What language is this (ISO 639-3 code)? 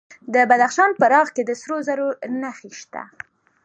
pus